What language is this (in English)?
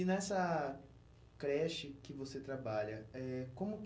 Portuguese